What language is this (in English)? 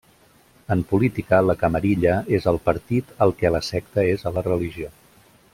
Catalan